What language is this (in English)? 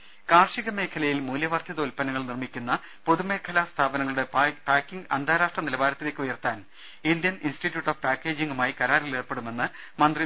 Malayalam